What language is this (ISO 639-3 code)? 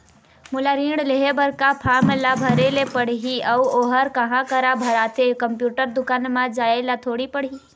hne